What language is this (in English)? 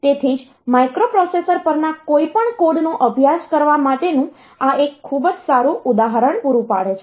Gujarati